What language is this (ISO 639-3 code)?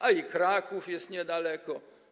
pol